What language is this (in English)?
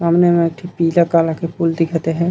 Chhattisgarhi